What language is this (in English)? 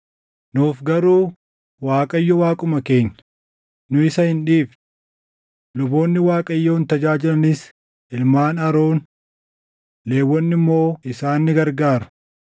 Oromo